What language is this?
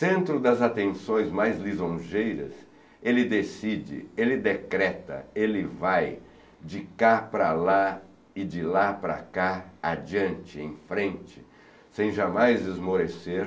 Portuguese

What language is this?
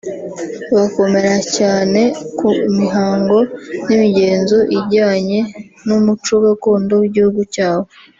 Kinyarwanda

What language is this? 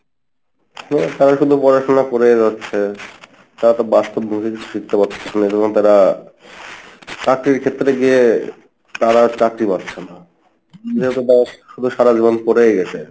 Bangla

